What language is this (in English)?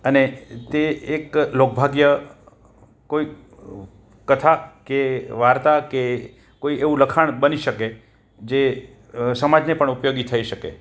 Gujarati